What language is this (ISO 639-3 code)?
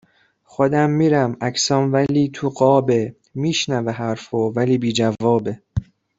fas